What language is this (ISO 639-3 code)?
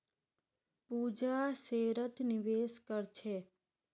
mag